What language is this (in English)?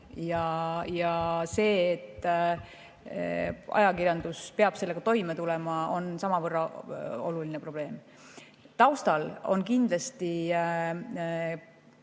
Estonian